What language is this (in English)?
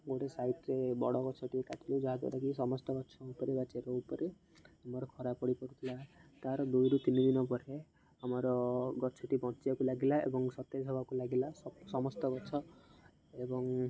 Odia